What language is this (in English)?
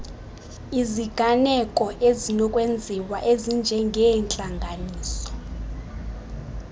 Xhosa